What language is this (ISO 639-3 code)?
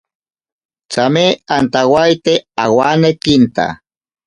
prq